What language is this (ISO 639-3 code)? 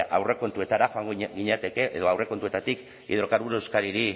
eus